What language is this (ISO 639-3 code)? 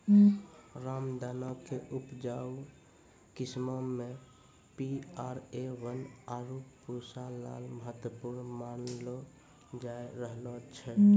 mai